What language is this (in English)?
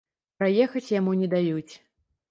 Belarusian